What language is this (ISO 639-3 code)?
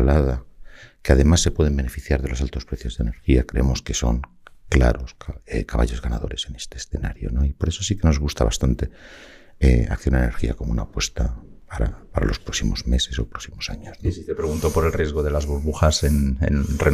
spa